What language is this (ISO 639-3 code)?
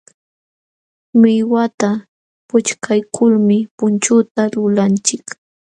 qxw